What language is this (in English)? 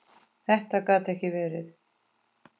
Icelandic